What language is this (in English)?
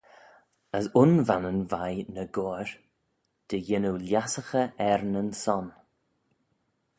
Manx